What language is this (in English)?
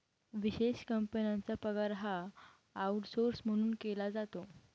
Marathi